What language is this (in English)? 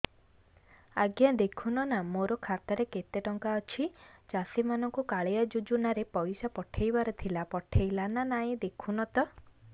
Odia